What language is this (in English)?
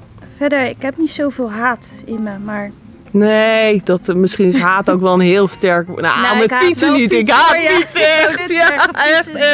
Dutch